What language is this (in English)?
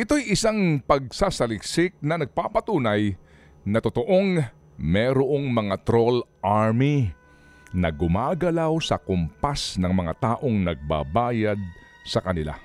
Filipino